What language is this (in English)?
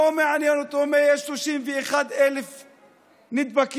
Hebrew